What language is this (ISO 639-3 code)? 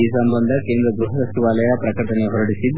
kan